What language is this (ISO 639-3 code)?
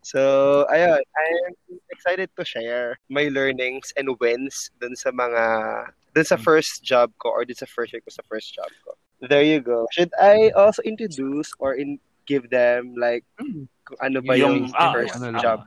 fil